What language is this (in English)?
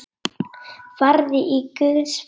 Icelandic